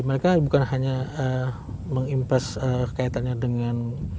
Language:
Indonesian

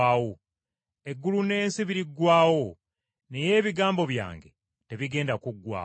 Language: Ganda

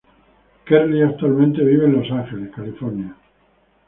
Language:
Spanish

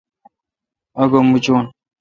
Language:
Kalkoti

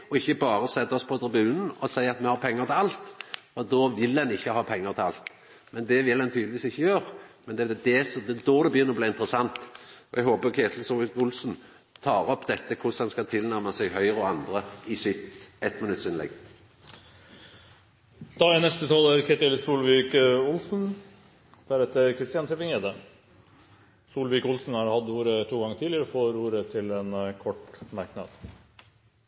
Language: Norwegian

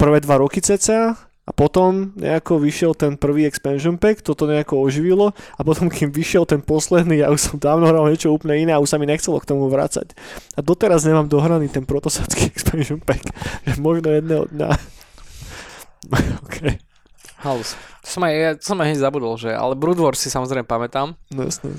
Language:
Slovak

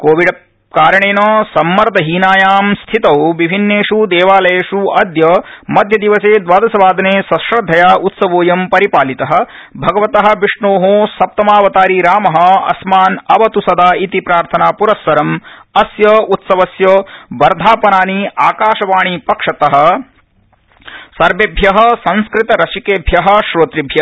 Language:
Sanskrit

